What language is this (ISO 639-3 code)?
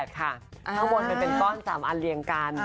tha